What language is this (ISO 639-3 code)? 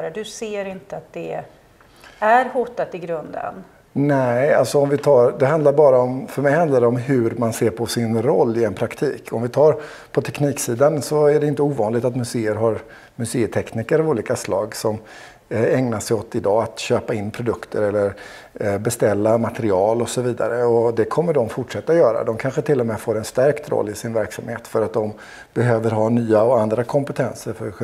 swe